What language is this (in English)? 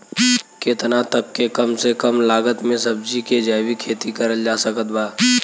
Bhojpuri